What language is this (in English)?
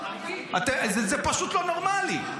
Hebrew